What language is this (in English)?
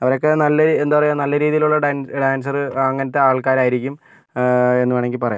Malayalam